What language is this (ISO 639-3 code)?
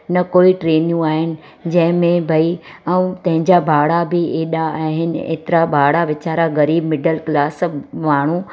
snd